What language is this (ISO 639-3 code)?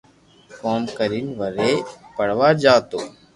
lrk